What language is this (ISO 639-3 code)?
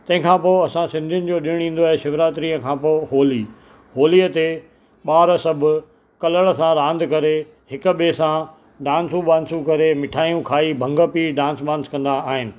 snd